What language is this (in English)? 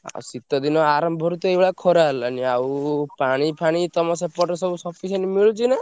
Odia